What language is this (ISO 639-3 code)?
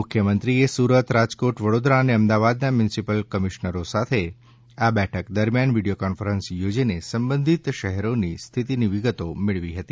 guj